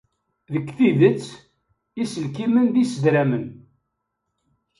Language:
Kabyle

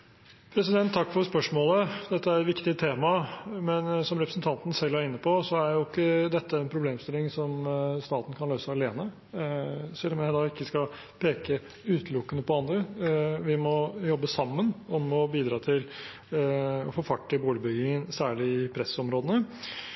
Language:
Norwegian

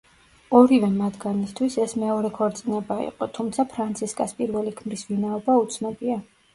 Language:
Georgian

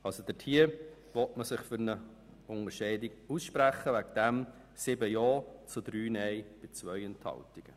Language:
Swiss German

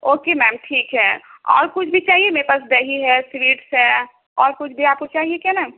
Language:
Urdu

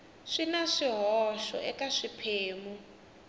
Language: Tsonga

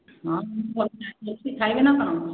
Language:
Odia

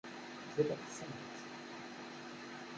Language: Kabyle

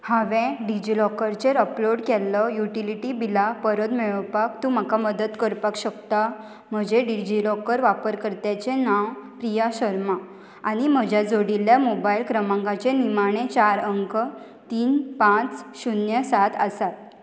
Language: Konkani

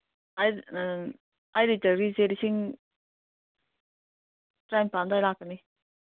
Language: Manipuri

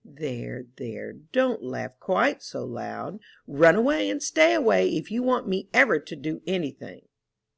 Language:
English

